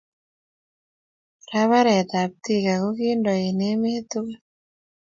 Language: Kalenjin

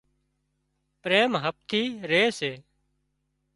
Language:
Wadiyara Koli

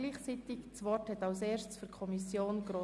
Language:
Swiss German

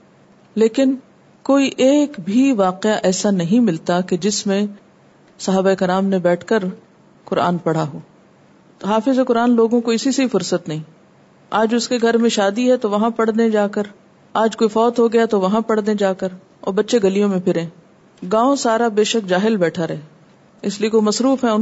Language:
Urdu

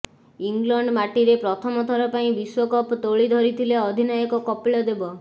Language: Odia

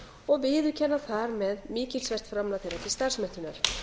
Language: Icelandic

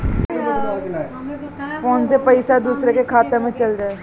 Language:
Bhojpuri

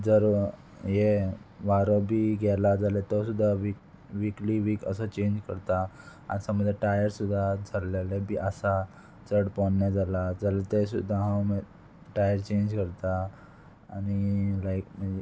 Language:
Konkani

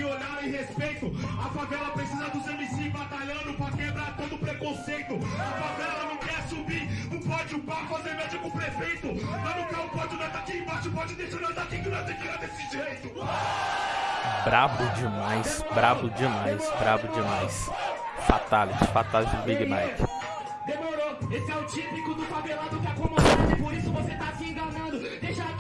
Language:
Portuguese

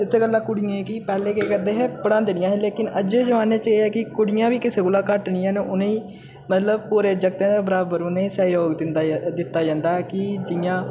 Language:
Dogri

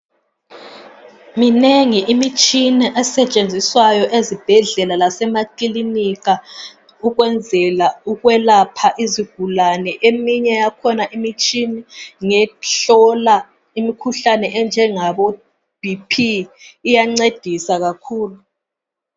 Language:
North Ndebele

